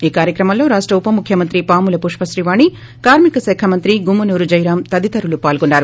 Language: Telugu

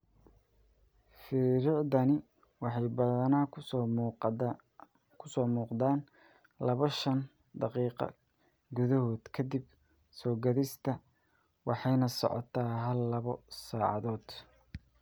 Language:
Somali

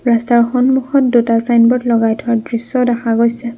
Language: Assamese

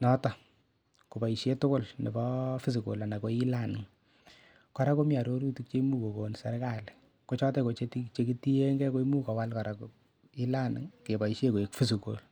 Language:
Kalenjin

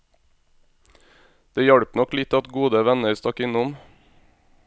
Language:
Norwegian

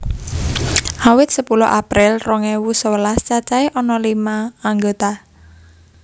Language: Javanese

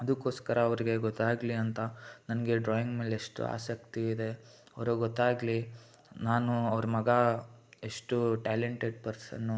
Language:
Kannada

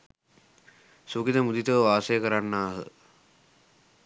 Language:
Sinhala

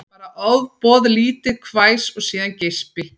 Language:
Icelandic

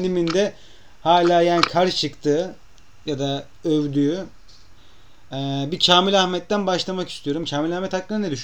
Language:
Turkish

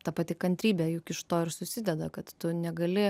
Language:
Lithuanian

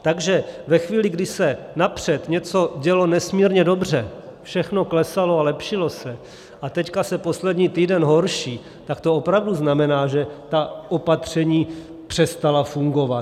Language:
Czech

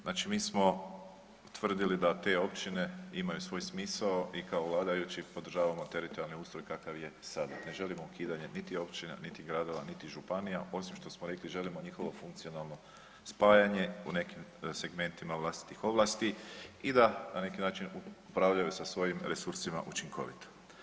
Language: Croatian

